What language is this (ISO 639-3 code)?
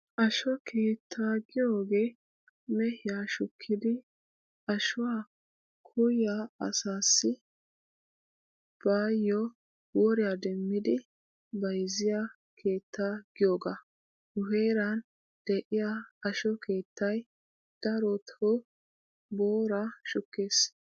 wal